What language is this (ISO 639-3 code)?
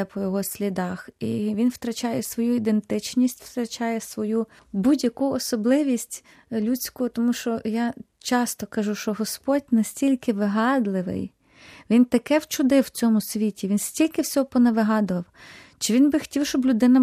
ukr